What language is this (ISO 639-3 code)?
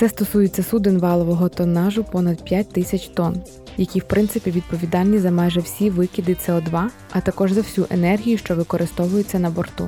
ukr